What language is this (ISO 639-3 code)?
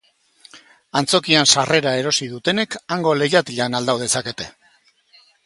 eus